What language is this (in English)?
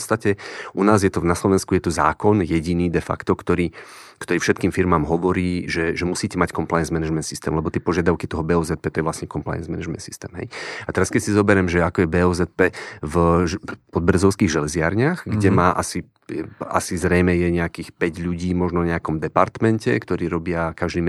Slovak